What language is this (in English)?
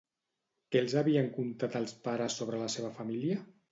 Catalan